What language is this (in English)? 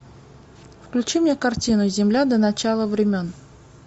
Russian